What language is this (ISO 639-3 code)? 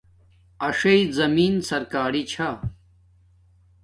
dmk